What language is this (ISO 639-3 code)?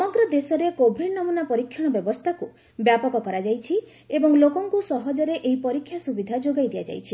ori